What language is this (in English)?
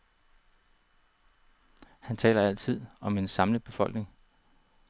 Danish